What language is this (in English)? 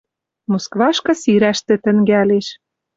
Western Mari